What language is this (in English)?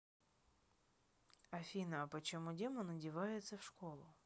Russian